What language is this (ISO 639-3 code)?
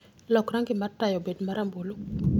luo